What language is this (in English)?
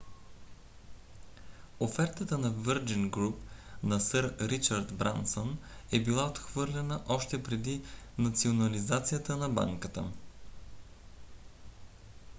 Bulgarian